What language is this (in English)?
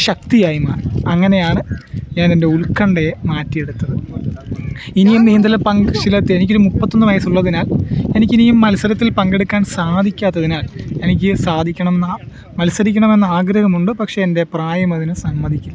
Malayalam